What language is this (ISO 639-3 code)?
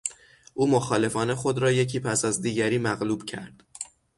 fas